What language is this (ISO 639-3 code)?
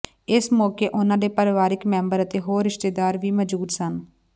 pan